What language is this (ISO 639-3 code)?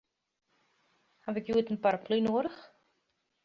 fry